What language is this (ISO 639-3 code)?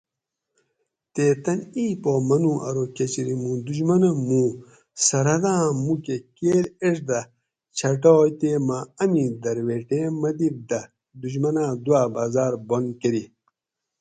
gwc